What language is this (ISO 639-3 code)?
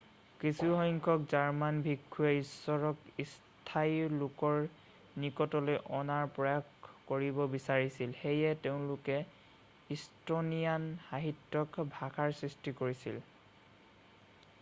asm